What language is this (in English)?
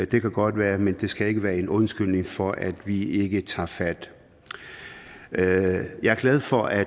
Danish